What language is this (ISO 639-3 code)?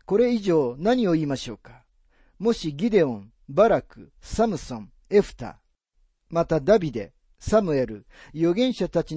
jpn